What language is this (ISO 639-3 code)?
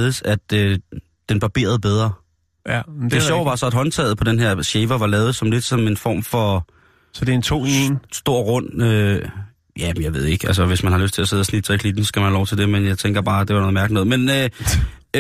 dan